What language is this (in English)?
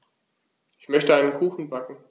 German